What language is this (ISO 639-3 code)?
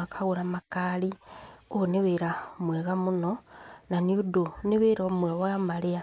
kik